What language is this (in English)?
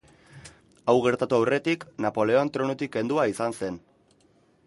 Basque